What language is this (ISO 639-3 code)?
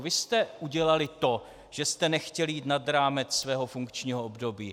ces